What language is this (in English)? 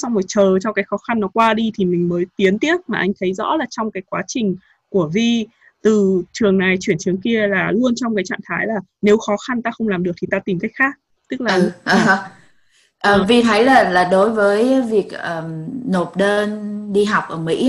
Vietnamese